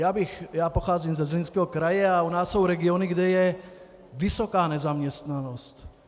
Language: Czech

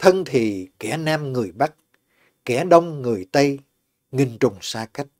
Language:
Vietnamese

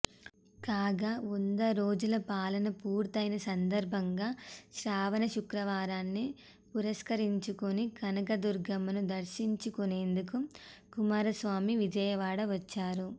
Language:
Telugu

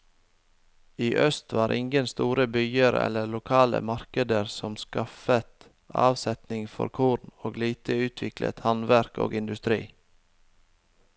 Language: Norwegian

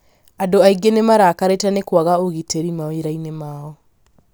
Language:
Kikuyu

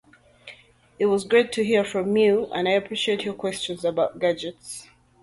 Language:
English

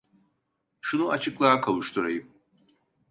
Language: Turkish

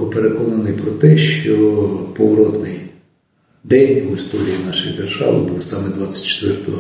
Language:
Ukrainian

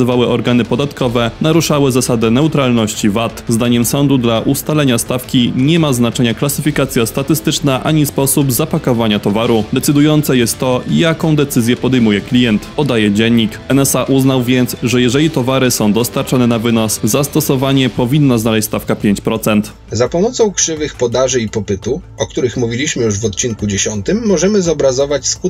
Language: Polish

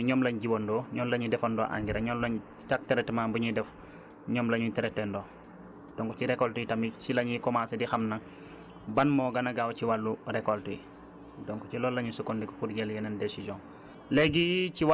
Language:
Wolof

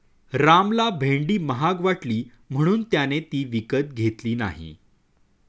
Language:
Marathi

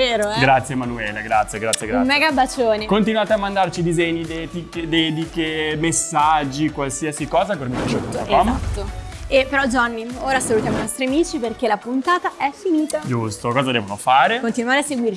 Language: Italian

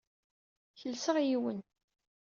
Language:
Kabyle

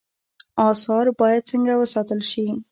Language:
Pashto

